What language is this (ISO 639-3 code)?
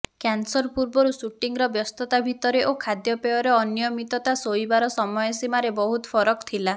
ori